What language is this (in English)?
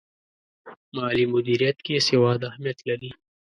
Pashto